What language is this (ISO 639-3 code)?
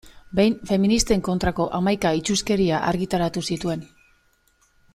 eus